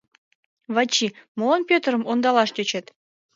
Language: Mari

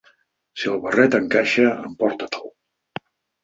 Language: Catalan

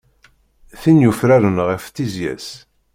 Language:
Kabyle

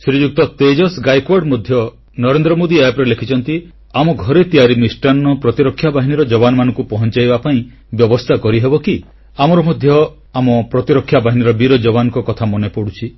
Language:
Odia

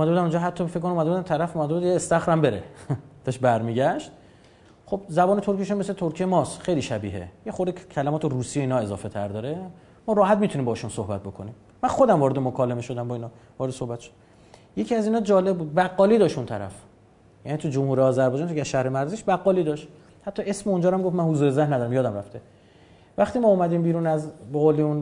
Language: Persian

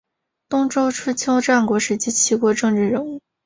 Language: Chinese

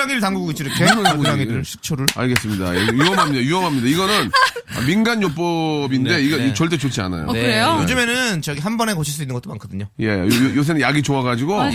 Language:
Korean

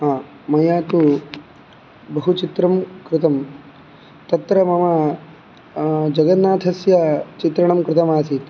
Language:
Sanskrit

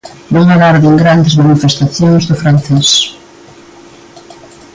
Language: Galician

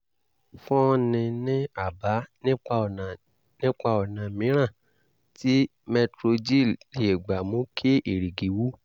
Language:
Yoruba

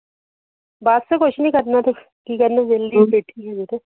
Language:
Punjabi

